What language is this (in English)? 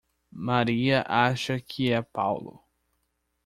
Portuguese